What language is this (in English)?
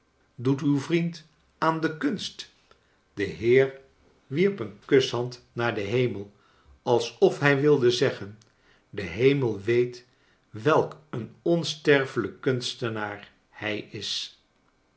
Dutch